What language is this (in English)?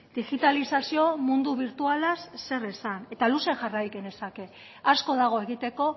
Basque